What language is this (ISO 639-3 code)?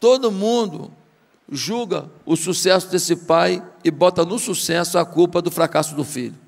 por